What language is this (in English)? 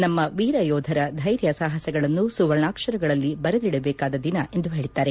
Kannada